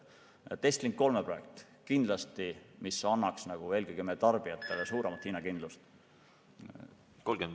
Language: Estonian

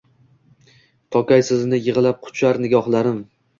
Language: Uzbek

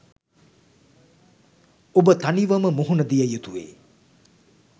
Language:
Sinhala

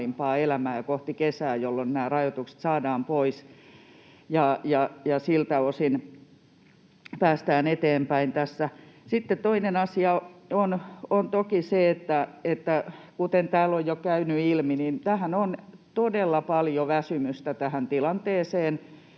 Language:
Finnish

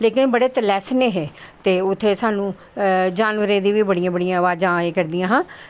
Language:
Dogri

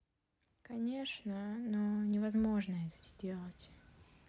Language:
Russian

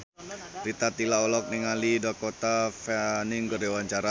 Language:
Sundanese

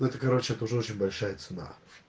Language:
Russian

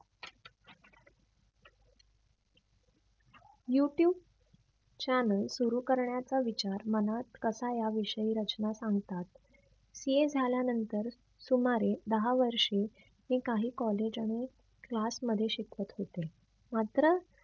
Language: Marathi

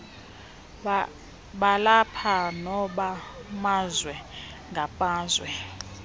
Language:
Xhosa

